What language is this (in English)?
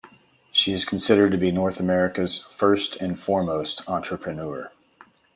English